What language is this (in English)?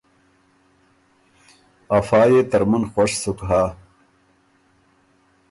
Ormuri